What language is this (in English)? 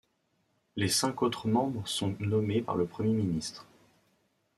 French